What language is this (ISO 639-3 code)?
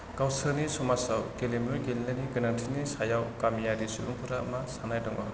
brx